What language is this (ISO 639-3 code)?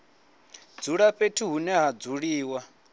ven